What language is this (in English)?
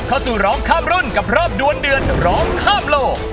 Thai